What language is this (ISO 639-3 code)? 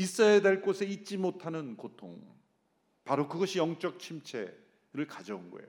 kor